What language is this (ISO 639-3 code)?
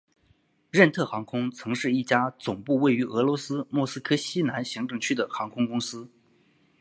zho